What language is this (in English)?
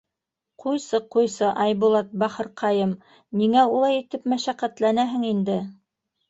Bashkir